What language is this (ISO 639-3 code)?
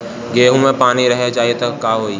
bho